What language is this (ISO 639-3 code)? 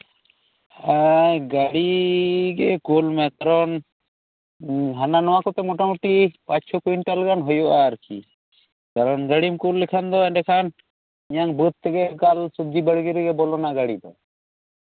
sat